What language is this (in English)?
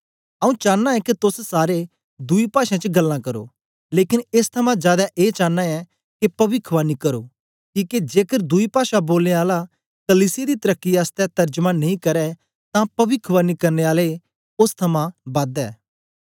Dogri